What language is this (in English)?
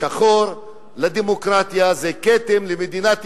Hebrew